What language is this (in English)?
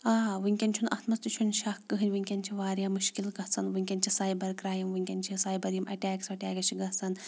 Kashmiri